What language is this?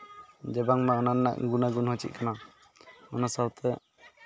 Santali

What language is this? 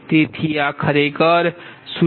Gujarati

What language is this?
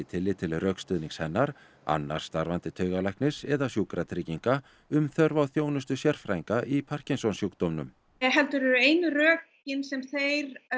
Icelandic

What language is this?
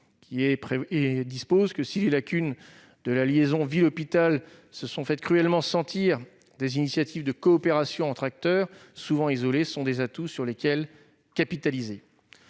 French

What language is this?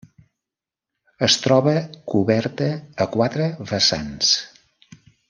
Catalan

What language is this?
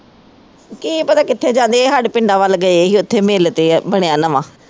Punjabi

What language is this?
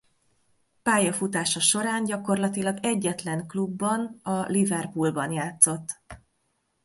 Hungarian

